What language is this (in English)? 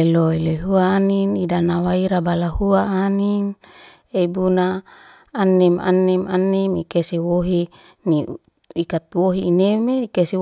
Liana-Seti